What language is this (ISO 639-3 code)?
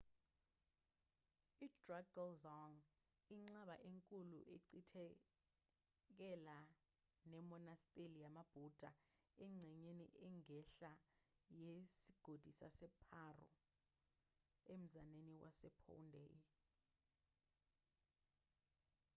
zul